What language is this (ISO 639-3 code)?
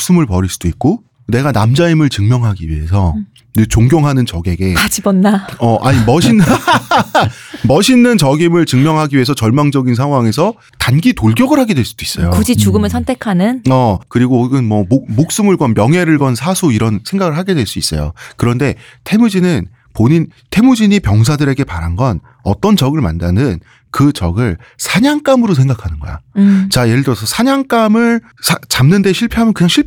kor